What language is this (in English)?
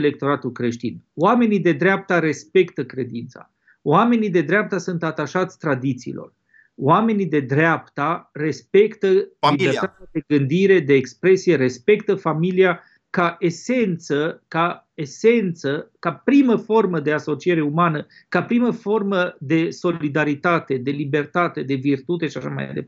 Romanian